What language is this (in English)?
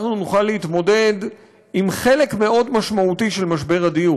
Hebrew